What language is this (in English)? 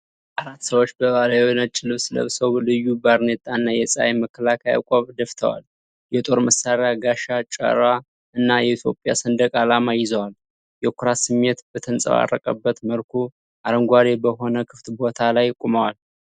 Amharic